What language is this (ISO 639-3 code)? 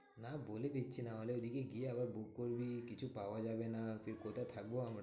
ben